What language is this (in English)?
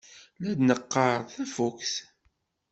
Kabyle